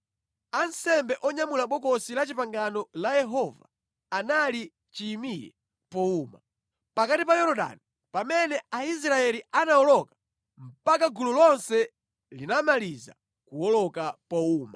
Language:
Nyanja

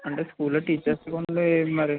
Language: Telugu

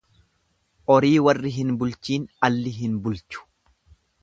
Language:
Oromo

